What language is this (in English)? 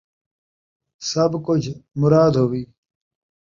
Saraiki